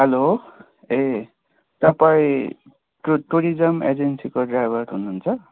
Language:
Nepali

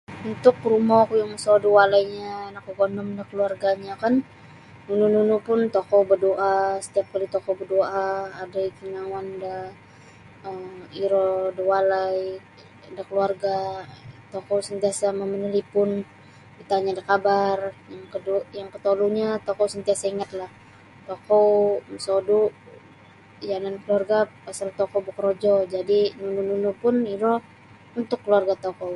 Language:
Sabah Bisaya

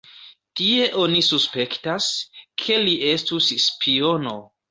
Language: Esperanto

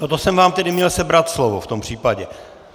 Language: Czech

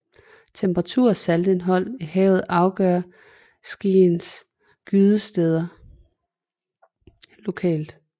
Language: Danish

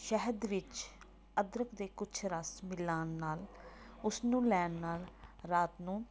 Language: Punjabi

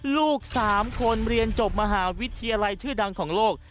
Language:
Thai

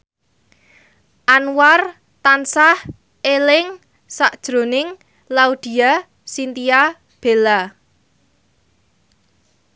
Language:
Javanese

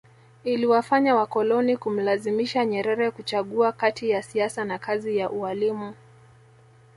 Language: Swahili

